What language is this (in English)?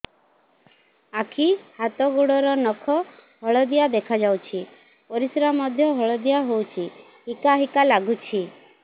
Odia